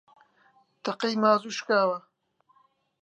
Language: Central Kurdish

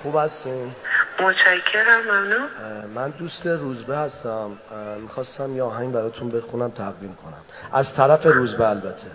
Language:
Persian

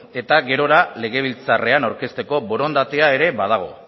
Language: Basque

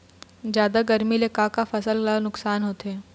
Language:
Chhattisgarhi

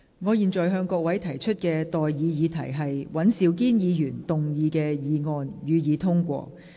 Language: Cantonese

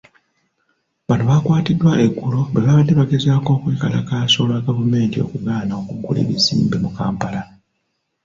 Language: Ganda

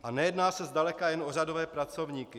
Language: Czech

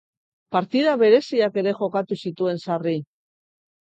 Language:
Basque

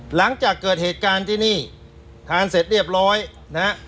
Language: Thai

